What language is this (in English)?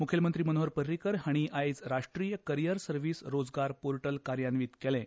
Konkani